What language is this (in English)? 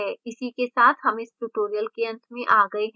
Hindi